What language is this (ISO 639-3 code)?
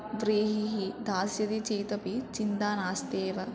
san